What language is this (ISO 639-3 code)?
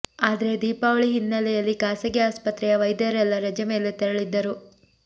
kan